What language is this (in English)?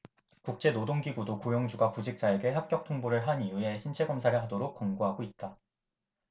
Korean